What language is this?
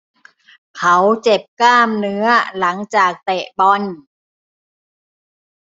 Thai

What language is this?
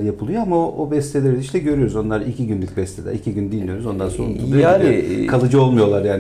Turkish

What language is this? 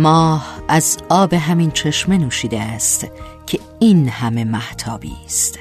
Persian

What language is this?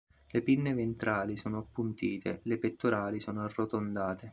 Italian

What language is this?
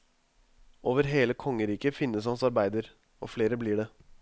Norwegian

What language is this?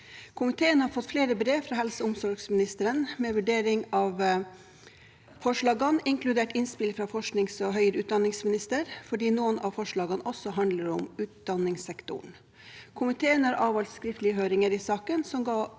Norwegian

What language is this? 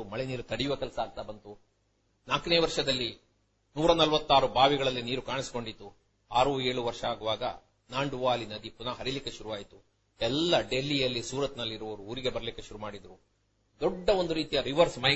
Kannada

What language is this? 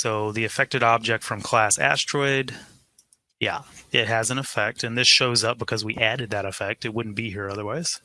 English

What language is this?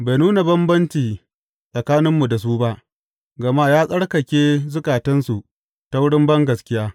Hausa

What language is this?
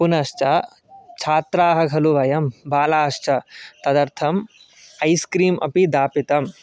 Sanskrit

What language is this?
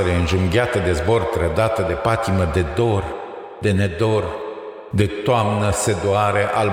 Romanian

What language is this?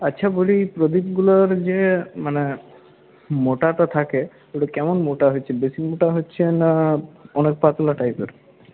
Bangla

